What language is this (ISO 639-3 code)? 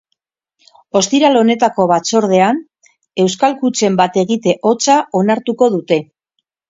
eus